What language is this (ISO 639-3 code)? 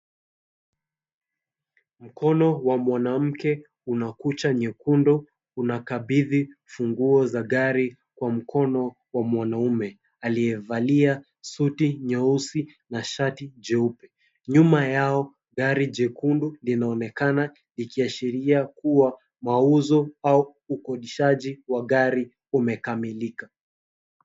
swa